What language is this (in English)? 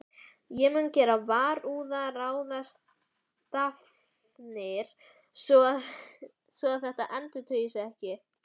Icelandic